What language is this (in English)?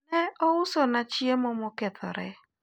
Luo (Kenya and Tanzania)